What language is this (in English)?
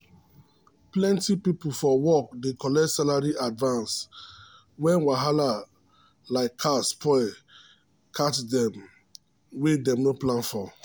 Nigerian Pidgin